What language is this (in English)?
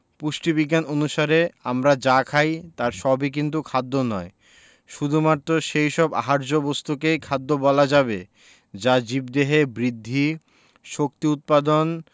Bangla